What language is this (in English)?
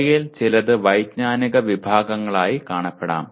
Malayalam